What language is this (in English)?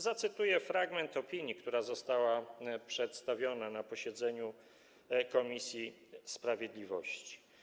Polish